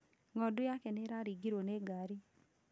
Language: Kikuyu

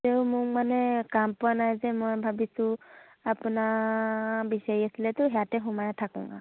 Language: Assamese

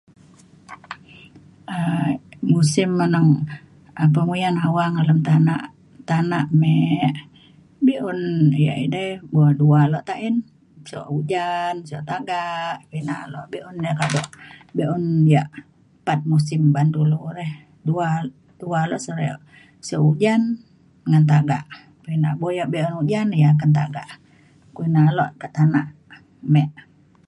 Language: Mainstream Kenyah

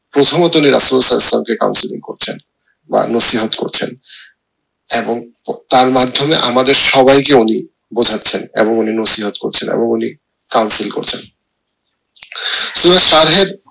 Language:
Bangla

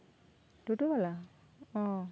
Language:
Santali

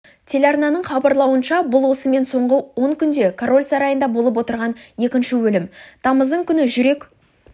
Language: Kazakh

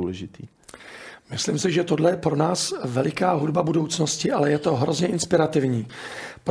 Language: Czech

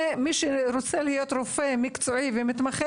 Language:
Hebrew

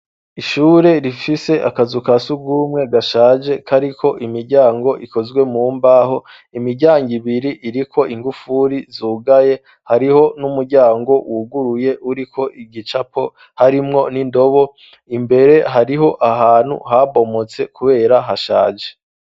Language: Rundi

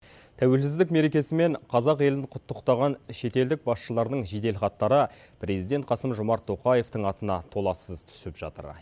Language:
Kazakh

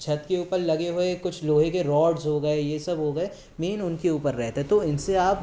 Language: Hindi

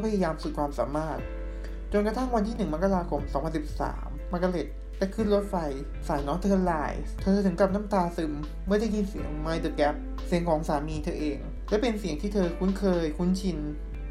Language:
Thai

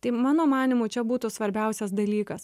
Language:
Lithuanian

